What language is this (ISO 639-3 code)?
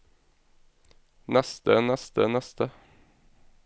nor